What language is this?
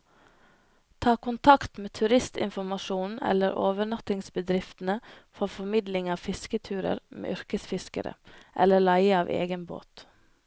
Norwegian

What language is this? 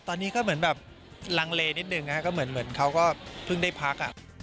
Thai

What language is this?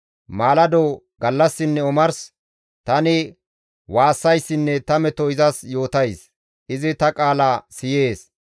Gamo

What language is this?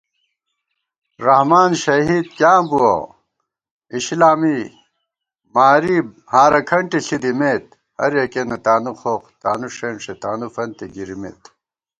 Gawar-Bati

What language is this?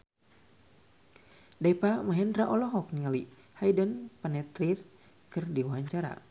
Sundanese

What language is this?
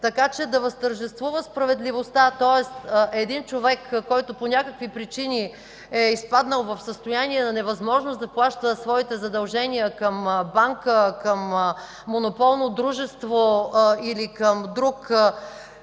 Bulgarian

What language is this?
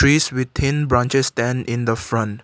English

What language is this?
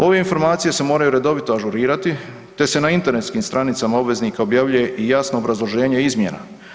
Croatian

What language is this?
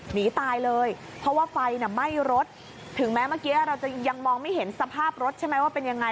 Thai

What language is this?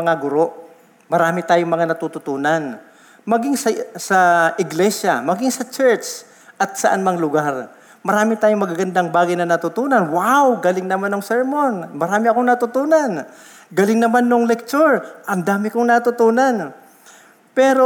Filipino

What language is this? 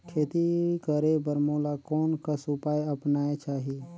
Chhattisgarhi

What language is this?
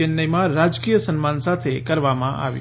Gujarati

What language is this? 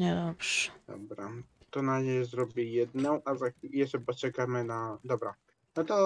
Polish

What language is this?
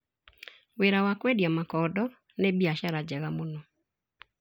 Kikuyu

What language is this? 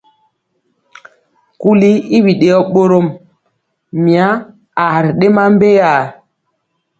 Mpiemo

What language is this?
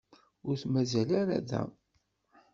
Kabyle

